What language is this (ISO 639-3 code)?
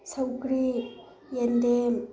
mni